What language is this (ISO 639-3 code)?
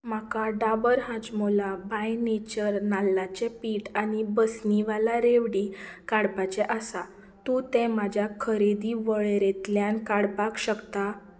kok